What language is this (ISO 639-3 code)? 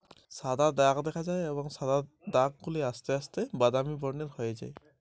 ben